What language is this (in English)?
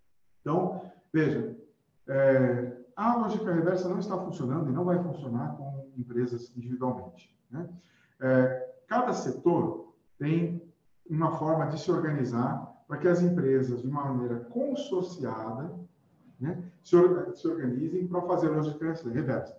Portuguese